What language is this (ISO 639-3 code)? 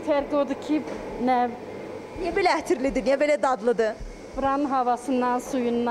tur